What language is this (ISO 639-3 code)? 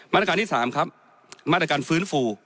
tha